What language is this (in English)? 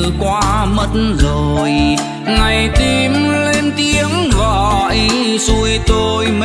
Vietnamese